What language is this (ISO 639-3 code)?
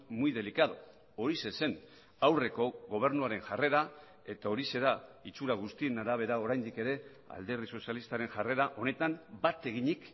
eus